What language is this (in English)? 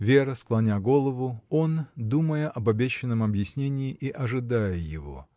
Russian